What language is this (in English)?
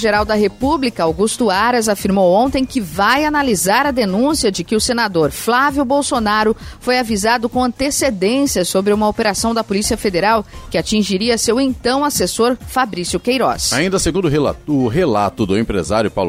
Portuguese